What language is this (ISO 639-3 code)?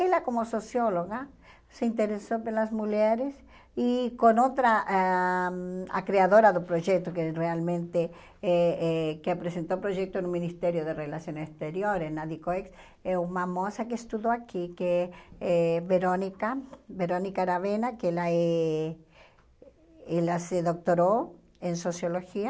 por